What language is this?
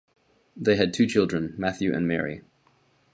English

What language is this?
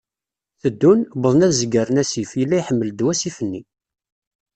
Kabyle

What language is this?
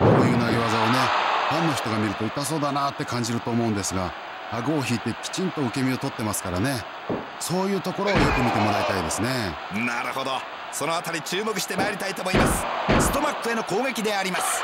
Japanese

